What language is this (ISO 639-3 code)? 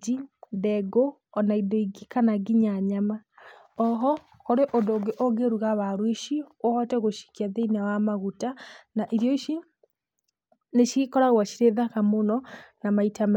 kik